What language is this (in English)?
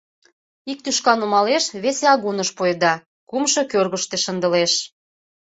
Mari